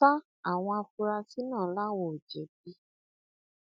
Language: Yoruba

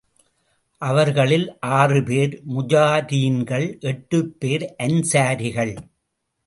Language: Tamil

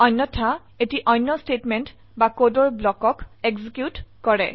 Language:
Assamese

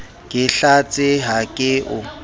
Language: Southern Sotho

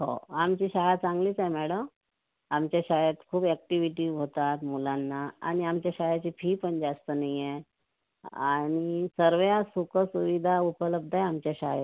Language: Marathi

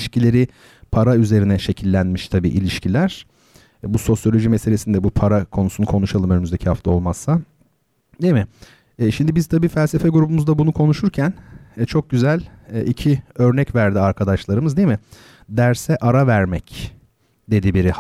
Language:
Turkish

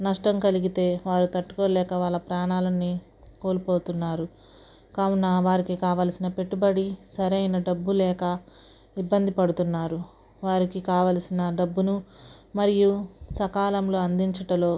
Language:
Telugu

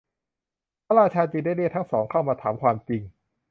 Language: Thai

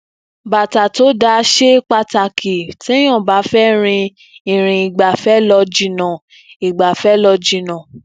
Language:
Yoruba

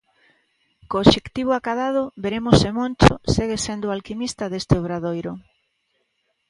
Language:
Galician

